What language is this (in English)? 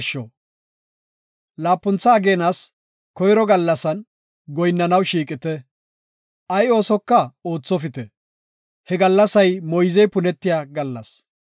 Gofa